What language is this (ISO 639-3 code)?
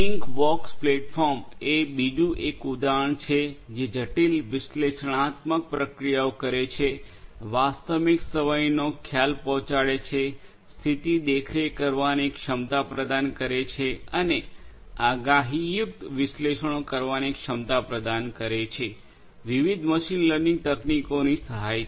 guj